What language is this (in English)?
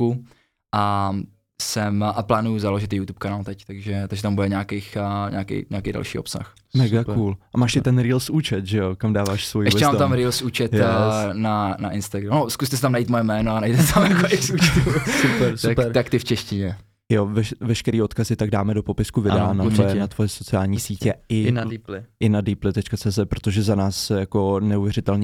Czech